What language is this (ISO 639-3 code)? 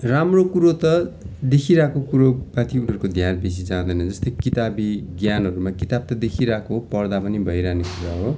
nep